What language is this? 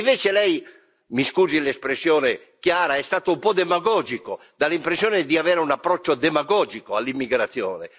Italian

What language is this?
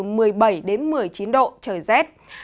Vietnamese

